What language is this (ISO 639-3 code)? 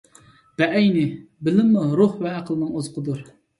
uig